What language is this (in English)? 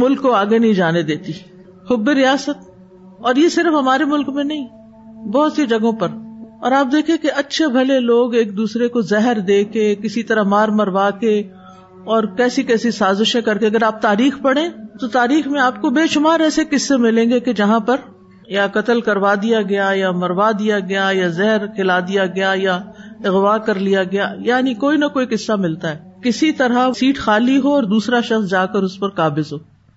Urdu